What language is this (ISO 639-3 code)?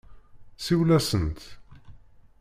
kab